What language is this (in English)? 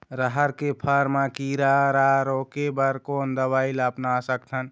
Chhattisgarhi